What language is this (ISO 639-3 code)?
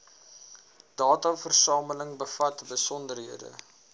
afr